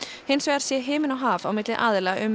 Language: Icelandic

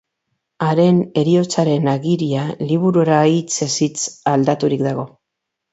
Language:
Basque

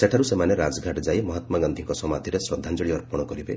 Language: Odia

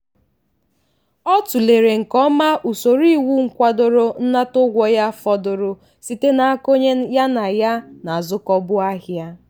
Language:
Igbo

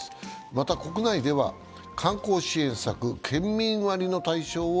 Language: Japanese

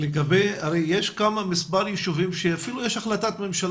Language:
Hebrew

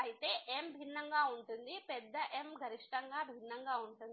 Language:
Telugu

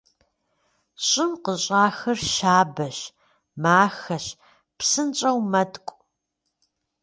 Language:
Kabardian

